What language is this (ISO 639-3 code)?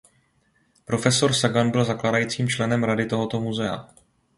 ces